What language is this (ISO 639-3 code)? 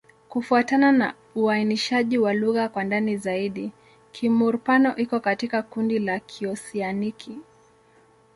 swa